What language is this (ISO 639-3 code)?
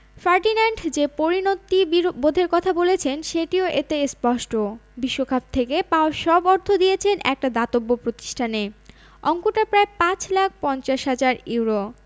ben